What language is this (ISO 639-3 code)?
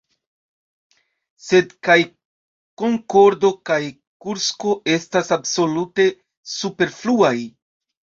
epo